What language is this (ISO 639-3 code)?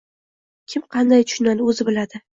uzb